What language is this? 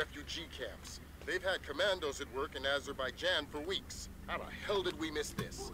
German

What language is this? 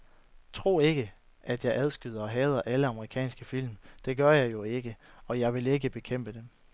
Danish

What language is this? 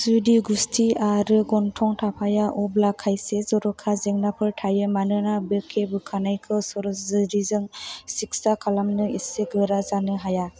Bodo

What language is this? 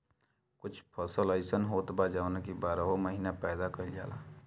Bhojpuri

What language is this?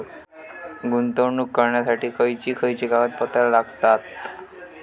Marathi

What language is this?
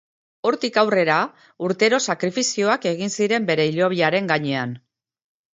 Basque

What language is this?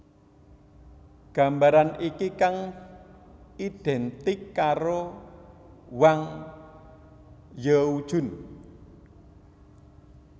Javanese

